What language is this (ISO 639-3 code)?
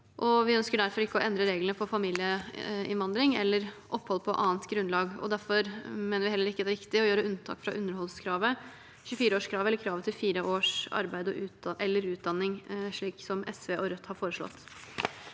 nor